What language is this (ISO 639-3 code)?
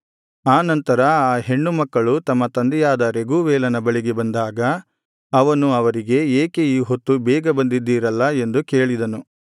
kan